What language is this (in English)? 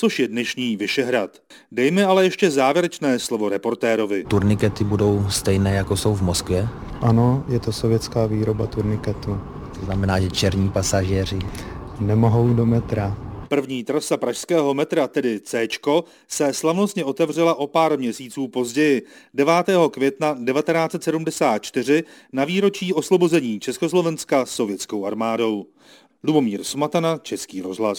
Czech